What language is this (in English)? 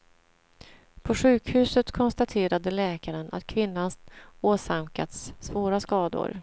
Swedish